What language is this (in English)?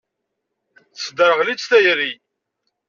Kabyle